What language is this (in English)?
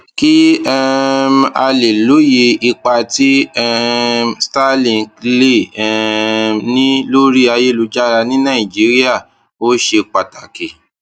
Yoruba